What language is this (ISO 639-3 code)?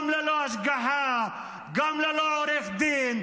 heb